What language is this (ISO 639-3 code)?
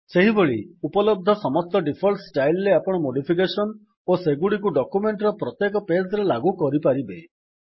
ori